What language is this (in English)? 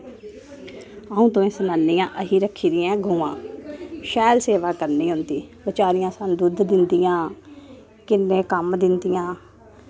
Dogri